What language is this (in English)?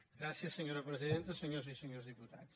Catalan